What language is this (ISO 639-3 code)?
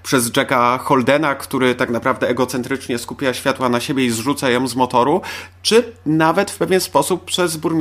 pol